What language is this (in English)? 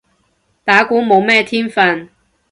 Cantonese